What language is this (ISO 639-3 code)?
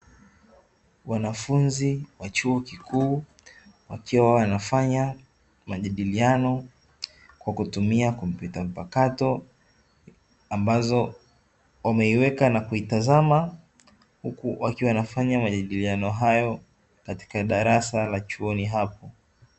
swa